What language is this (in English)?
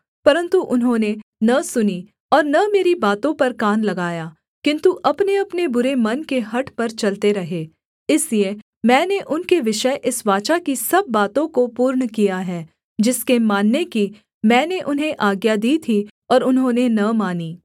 Hindi